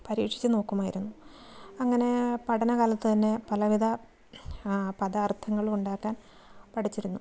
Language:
Malayalam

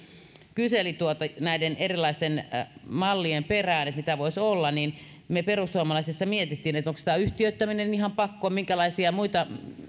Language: Finnish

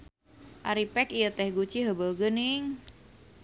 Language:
Sundanese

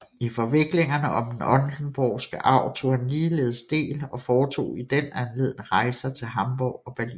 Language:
Danish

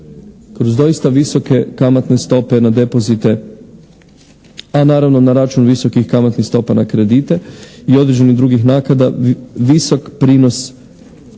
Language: Croatian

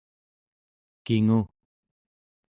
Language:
Central Yupik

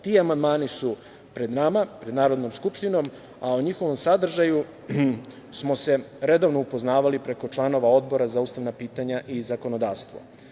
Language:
Serbian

